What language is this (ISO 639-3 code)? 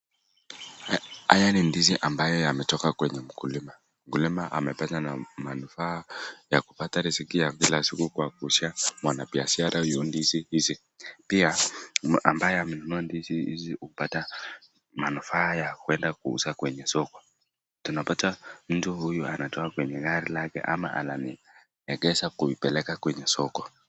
swa